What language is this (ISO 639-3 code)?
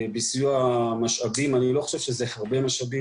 heb